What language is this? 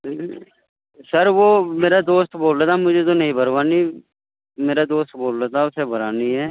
Urdu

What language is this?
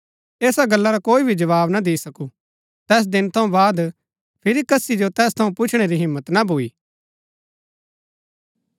Gaddi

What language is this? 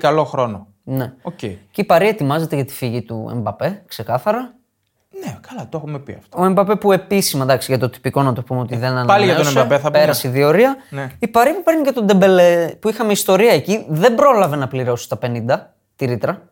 Greek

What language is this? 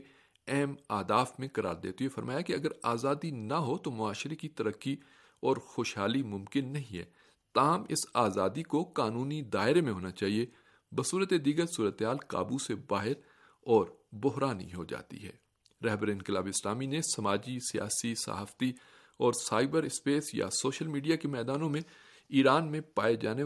Urdu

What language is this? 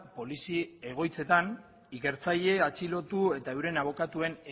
Basque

